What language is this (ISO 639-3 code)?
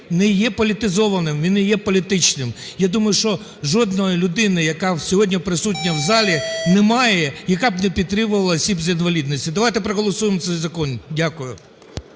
ukr